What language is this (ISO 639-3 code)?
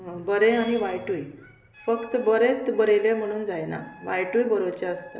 kok